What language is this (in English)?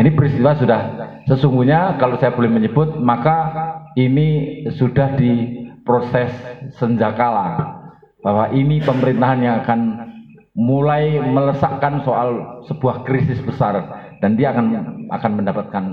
Indonesian